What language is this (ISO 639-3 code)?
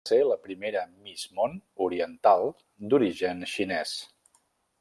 cat